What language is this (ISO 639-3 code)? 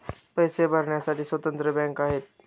mar